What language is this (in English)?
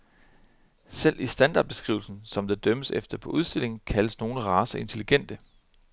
Danish